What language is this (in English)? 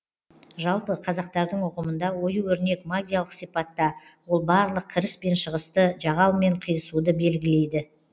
Kazakh